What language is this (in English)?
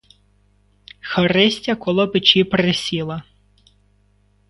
Ukrainian